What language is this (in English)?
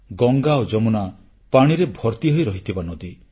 Odia